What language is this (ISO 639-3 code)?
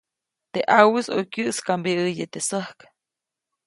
zoc